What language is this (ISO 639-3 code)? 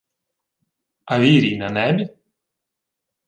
ukr